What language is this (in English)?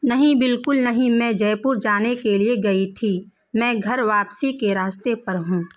Urdu